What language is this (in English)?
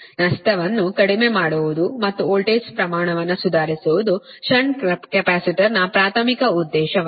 Kannada